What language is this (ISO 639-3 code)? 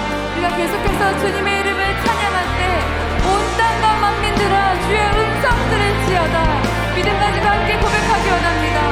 kor